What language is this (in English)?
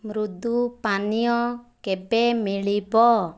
Odia